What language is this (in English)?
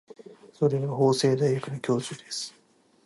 Japanese